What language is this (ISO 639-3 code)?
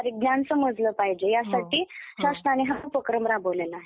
mar